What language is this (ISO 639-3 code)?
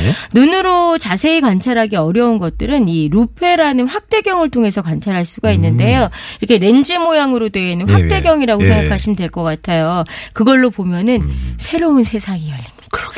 kor